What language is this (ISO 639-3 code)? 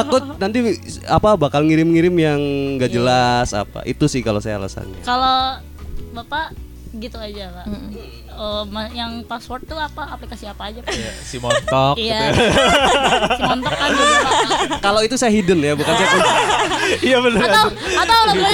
ind